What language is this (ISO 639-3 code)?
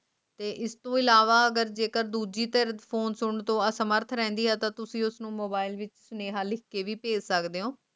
pan